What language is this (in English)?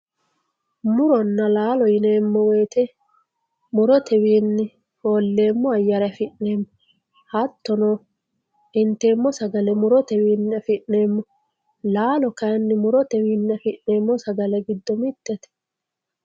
Sidamo